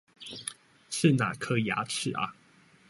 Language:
Chinese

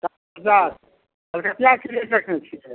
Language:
Maithili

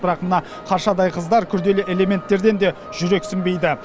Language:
Kazakh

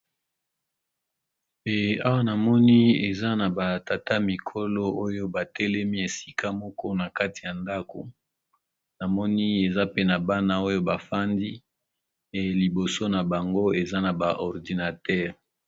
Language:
Lingala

